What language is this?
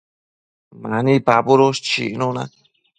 Matsés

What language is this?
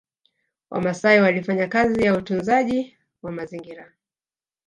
Swahili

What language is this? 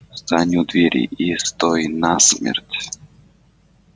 Russian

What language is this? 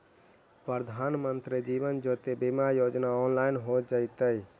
Magahi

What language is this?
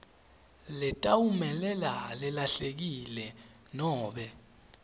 Swati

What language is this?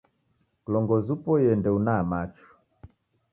Taita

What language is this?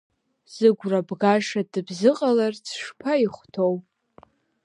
Abkhazian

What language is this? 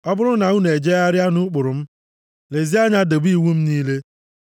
Igbo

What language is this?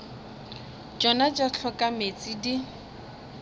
Northern Sotho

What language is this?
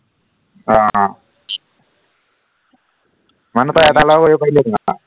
Assamese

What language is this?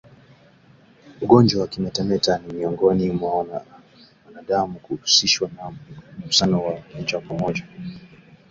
Swahili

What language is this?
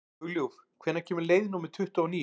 Icelandic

